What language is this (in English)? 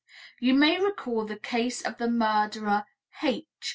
English